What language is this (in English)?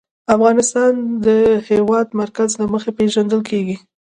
Pashto